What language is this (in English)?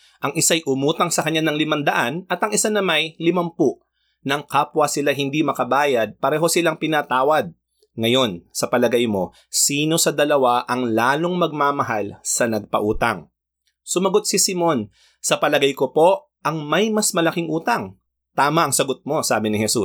Filipino